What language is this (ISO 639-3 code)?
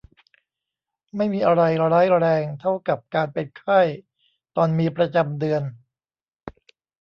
tha